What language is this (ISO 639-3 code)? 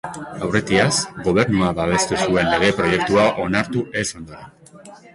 eus